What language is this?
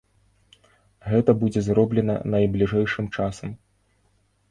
Belarusian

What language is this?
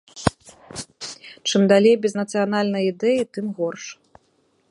Belarusian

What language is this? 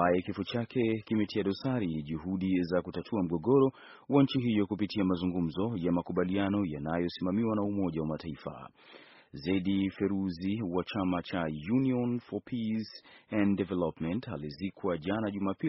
Swahili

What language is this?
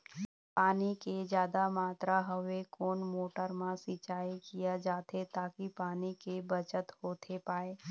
Chhattisgarhi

